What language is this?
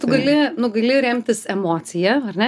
Lithuanian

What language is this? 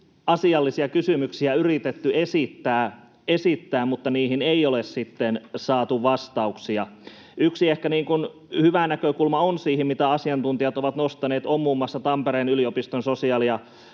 Finnish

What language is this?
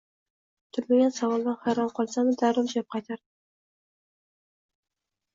Uzbek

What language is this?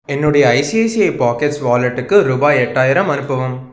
Tamil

